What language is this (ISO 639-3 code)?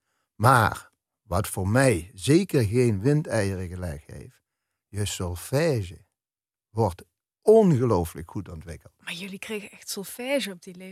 nld